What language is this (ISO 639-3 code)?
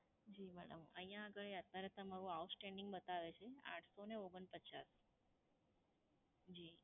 guj